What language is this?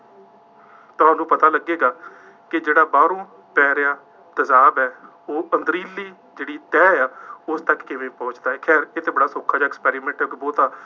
Punjabi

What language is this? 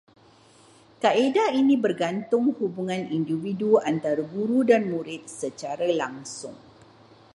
Malay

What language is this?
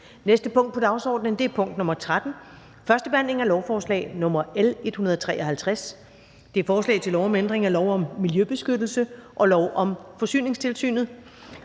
Danish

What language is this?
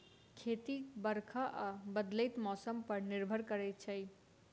Maithili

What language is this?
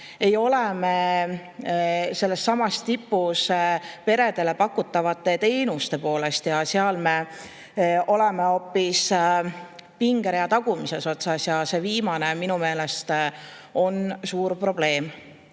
Estonian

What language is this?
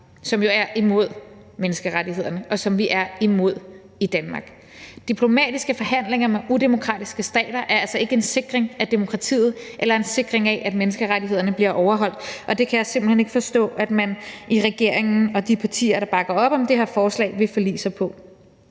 Danish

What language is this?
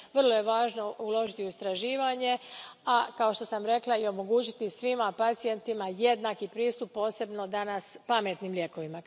Croatian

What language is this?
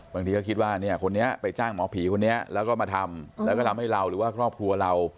Thai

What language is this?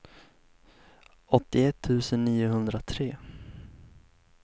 Swedish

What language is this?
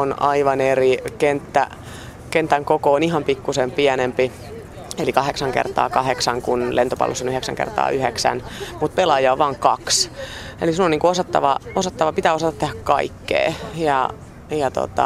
Finnish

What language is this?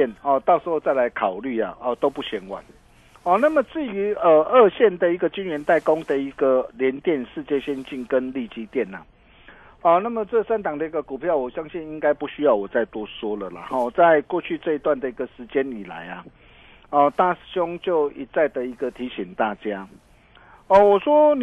Chinese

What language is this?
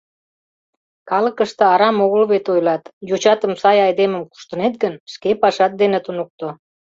Mari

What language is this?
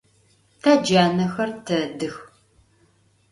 Adyghe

